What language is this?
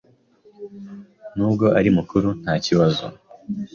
Kinyarwanda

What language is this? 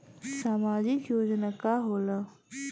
Bhojpuri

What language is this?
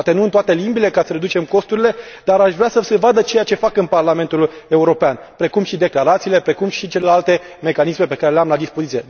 Romanian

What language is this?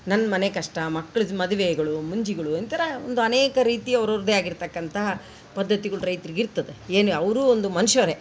Kannada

